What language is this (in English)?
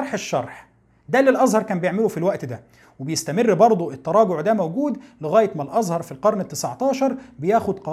Arabic